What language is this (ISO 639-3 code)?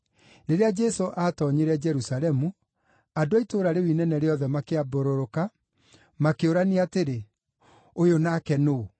kik